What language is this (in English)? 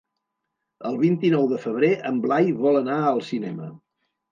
Catalan